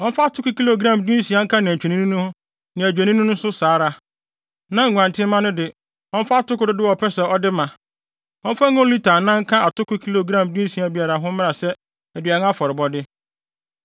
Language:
Akan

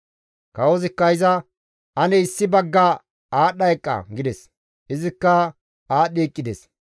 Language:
Gamo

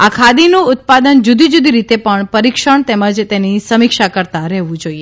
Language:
Gujarati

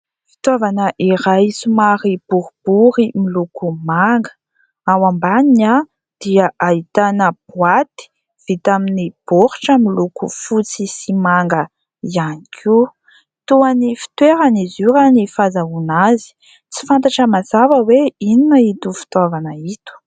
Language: Malagasy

